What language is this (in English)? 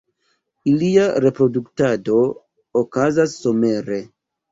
Esperanto